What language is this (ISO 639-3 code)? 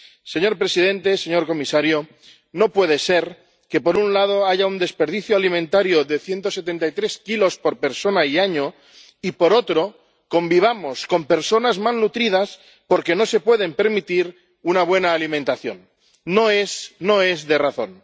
spa